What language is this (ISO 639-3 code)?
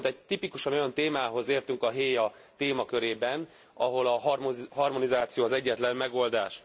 hun